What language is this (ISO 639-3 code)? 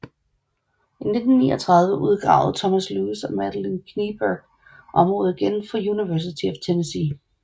dan